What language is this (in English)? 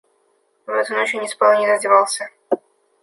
Russian